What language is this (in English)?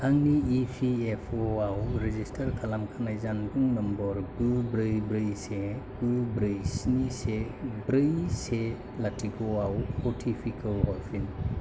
Bodo